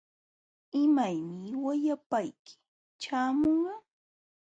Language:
Jauja Wanca Quechua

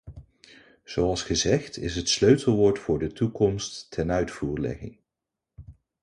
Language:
Dutch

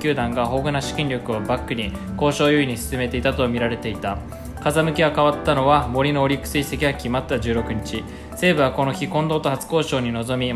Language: Japanese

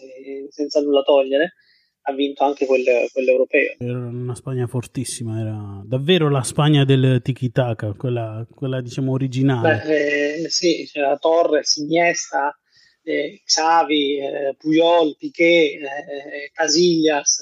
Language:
Italian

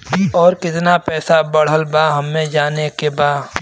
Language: Bhojpuri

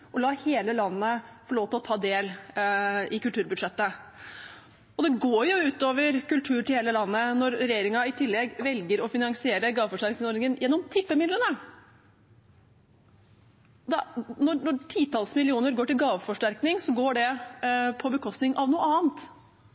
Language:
Norwegian Bokmål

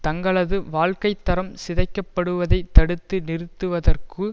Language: Tamil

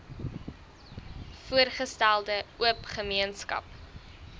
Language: Afrikaans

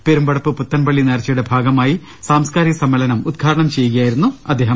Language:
Malayalam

